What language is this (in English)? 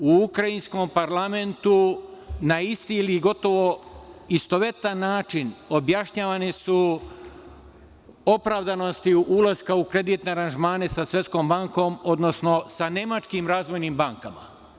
Serbian